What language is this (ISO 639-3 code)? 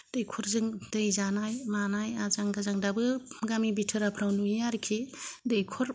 brx